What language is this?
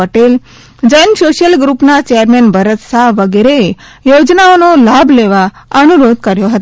Gujarati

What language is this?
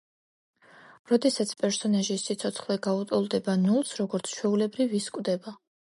Georgian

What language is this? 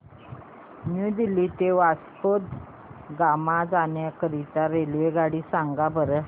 Marathi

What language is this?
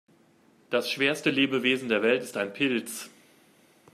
German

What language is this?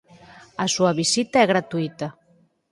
Galician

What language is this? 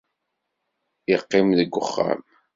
Kabyle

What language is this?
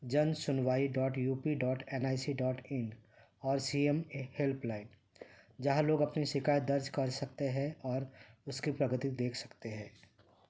Urdu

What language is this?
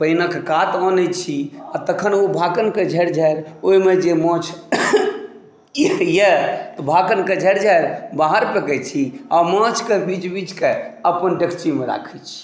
Maithili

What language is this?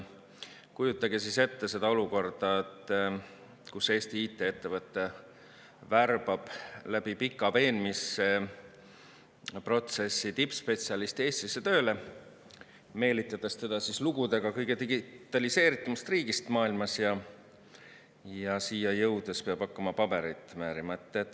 Estonian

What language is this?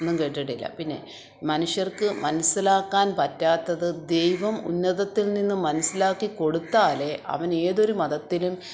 Malayalam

